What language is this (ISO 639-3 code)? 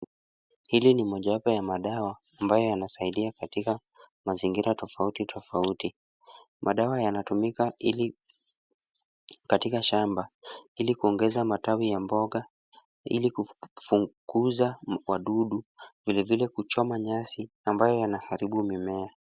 swa